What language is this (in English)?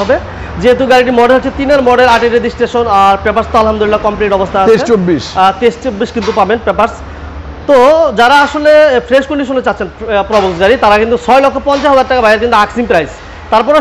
Indonesian